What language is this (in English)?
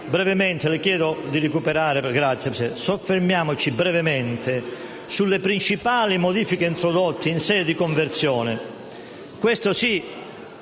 Italian